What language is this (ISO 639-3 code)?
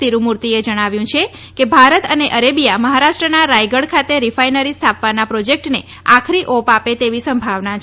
guj